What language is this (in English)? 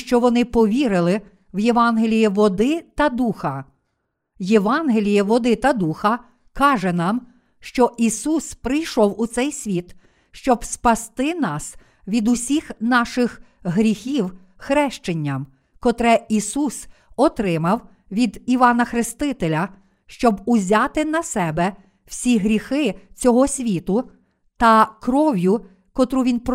Ukrainian